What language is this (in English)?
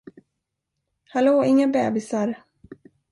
Swedish